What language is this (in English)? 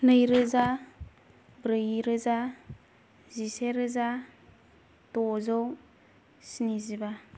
Bodo